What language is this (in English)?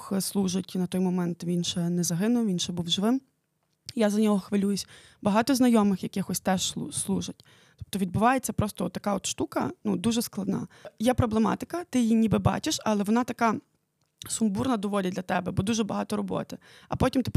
Ukrainian